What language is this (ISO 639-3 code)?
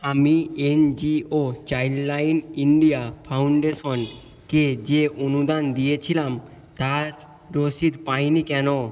ben